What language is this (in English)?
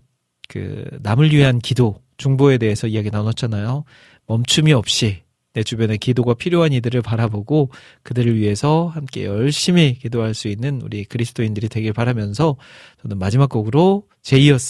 Korean